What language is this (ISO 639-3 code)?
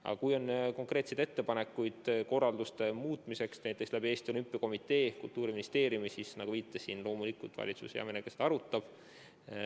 est